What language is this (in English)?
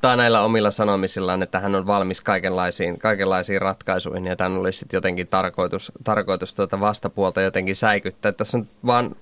Finnish